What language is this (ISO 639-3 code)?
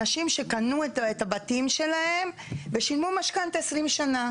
heb